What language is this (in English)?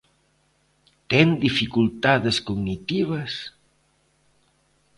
Galician